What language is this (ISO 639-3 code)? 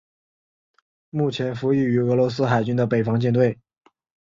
zho